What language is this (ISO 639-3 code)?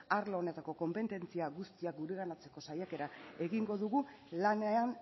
eus